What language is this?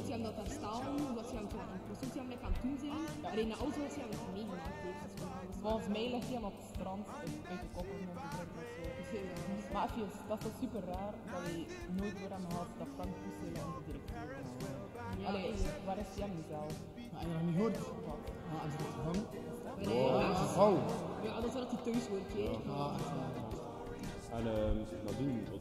Dutch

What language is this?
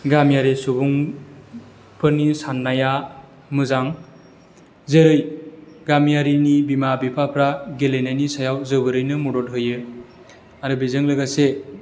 Bodo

